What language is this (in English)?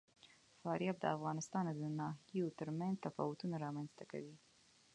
Pashto